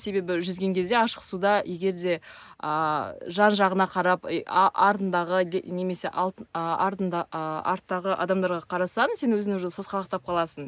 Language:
Kazakh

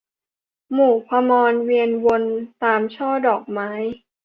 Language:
Thai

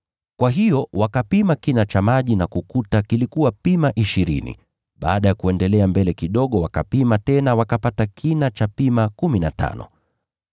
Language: Swahili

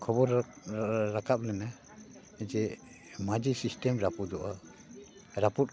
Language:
Santali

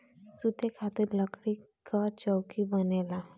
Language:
Bhojpuri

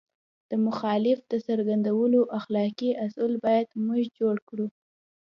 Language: Pashto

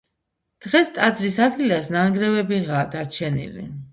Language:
Georgian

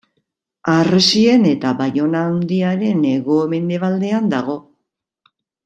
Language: Basque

